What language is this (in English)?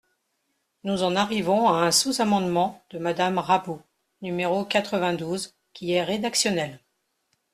French